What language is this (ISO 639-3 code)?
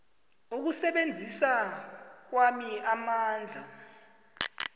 nbl